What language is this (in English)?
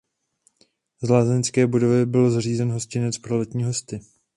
Czech